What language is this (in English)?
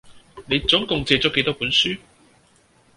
Cantonese